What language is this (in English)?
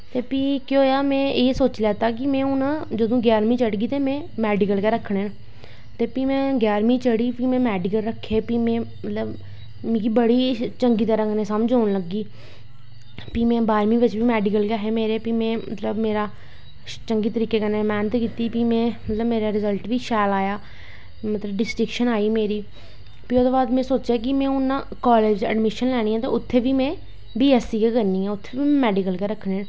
Dogri